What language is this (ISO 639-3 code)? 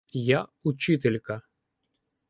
ukr